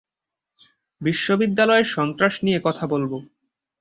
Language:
Bangla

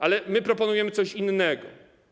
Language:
Polish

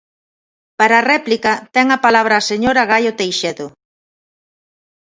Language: Galician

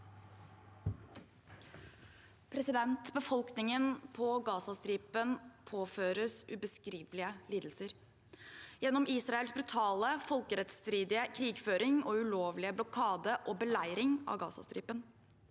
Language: Norwegian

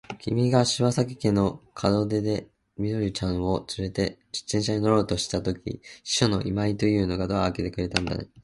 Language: Japanese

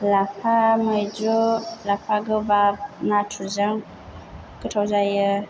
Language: Bodo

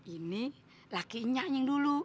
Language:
Indonesian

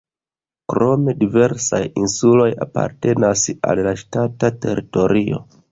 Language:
Esperanto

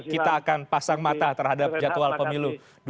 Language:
Indonesian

